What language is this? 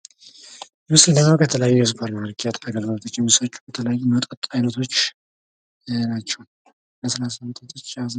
Amharic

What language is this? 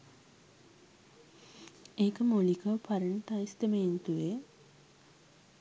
Sinhala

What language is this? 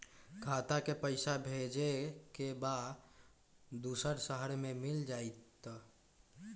Magahi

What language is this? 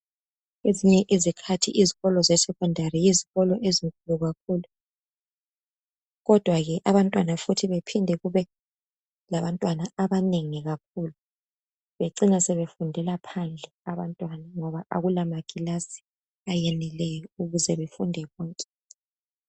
North Ndebele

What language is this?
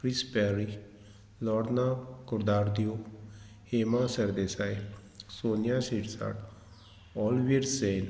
Konkani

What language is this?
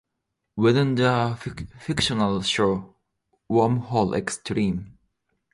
English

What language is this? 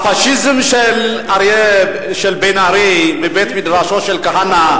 Hebrew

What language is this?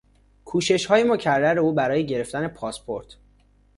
Persian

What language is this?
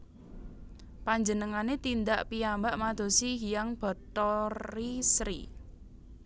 Javanese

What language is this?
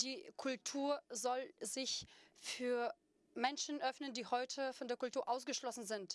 German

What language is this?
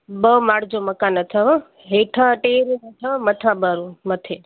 Sindhi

